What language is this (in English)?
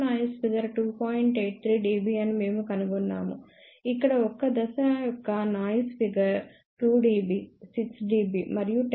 Telugu